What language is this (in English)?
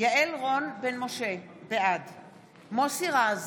Hebrew